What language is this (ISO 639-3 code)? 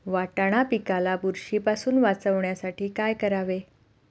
mar